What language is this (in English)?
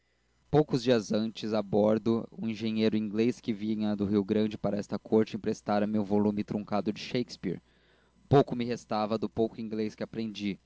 Portuguese